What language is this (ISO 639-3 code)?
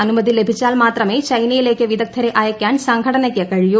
mal